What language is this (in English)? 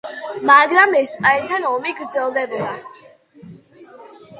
Georgian